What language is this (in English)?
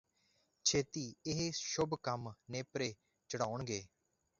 Punjabi